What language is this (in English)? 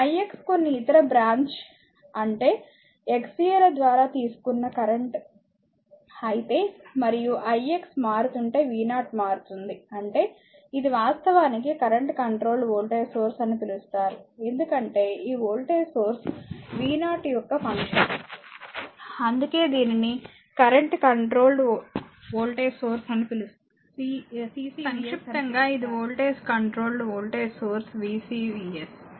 Telugu